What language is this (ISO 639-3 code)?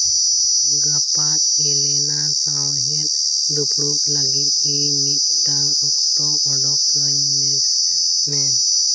sat